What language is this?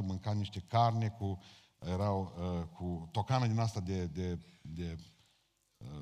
Romanian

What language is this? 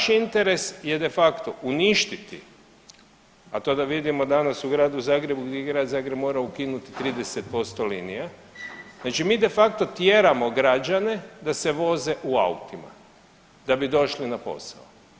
Croatian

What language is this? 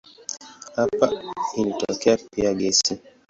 Swahili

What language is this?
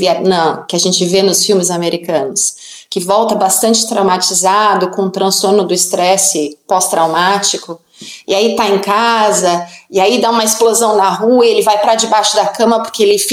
Portuguese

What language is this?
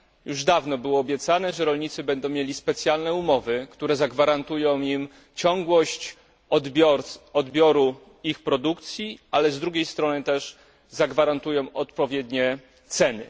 Polish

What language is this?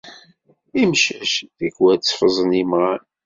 Kabyle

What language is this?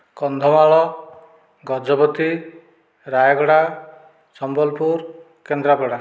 Odia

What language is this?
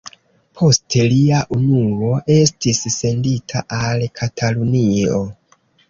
Esperanto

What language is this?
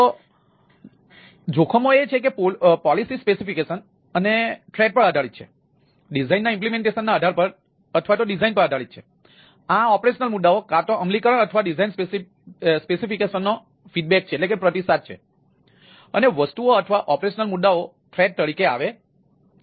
Gujarati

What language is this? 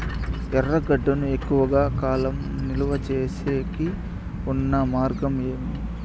Telugu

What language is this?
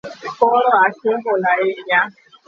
Luo (Kenya and Tanzania)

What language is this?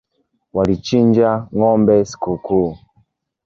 Swahili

